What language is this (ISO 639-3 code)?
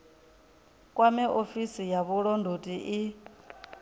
ven